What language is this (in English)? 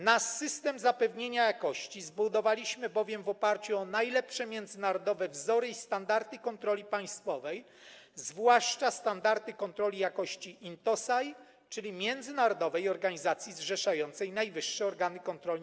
Polish